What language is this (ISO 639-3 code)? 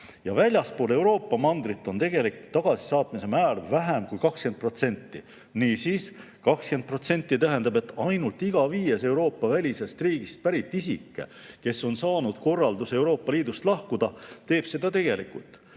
est